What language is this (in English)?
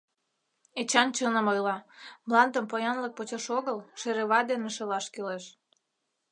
Mari